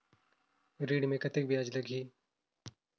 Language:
Chhattisgarhi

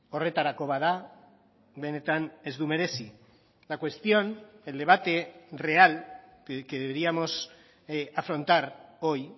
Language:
Spanish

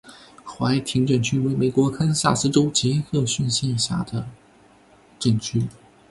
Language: Chinese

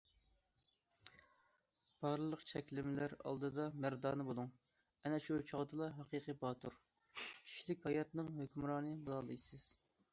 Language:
Uyghur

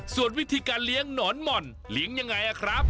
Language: Thai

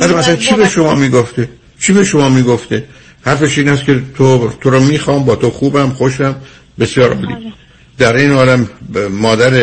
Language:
Persian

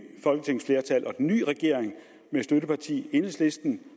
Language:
Danish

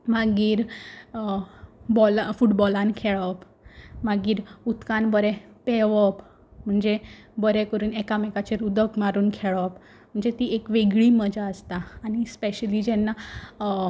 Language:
Konkani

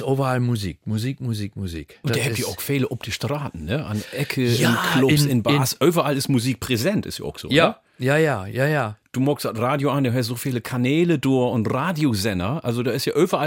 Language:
German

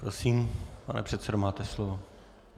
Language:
Czech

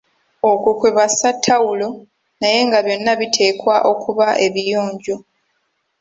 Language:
Ganda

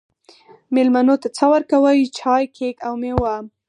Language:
Pashto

